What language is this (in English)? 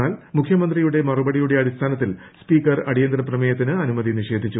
Malayalam